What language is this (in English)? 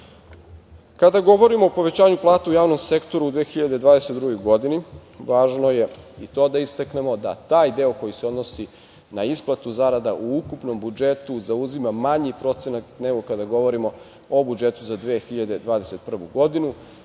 Serbian